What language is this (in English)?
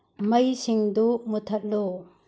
Manipuri